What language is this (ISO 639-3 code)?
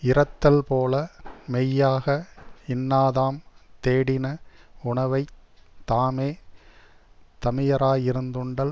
tam